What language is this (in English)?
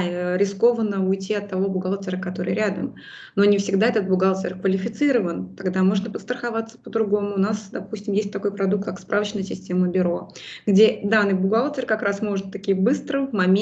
Russian